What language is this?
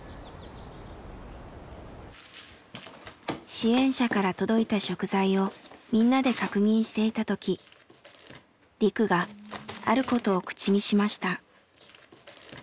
Japanese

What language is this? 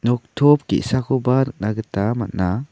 Garo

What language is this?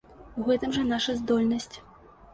Belarusian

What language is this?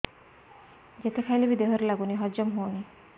Odia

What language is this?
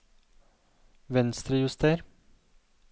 Norwegian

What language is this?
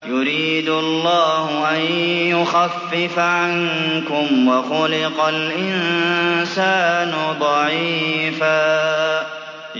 Arabic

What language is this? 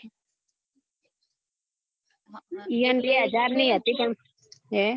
Gujarati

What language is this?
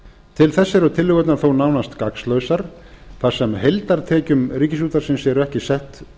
Icelandic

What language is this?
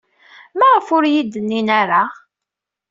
Kabyle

